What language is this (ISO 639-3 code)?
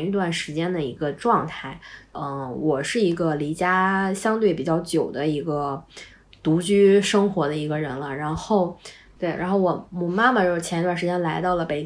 zho